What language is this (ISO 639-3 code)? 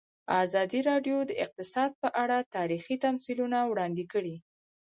pus